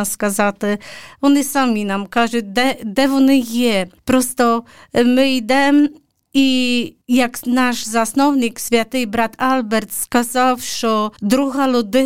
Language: Ukrainian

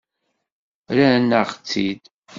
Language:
Kabyle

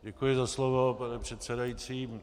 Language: Czech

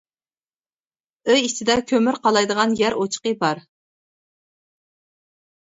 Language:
Uyghur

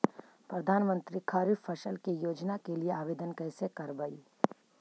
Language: Magahi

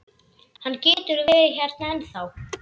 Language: Icelandic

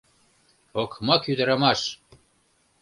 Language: Mari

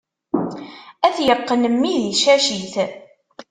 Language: Kabyle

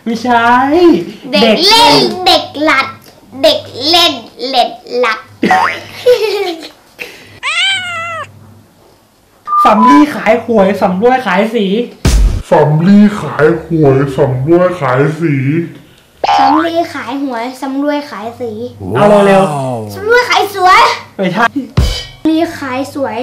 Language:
Thai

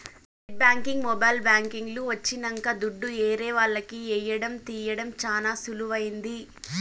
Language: Telugu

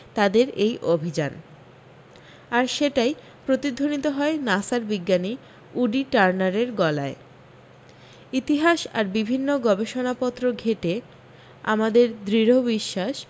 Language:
Bangla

